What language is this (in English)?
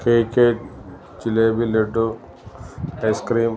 Malayalam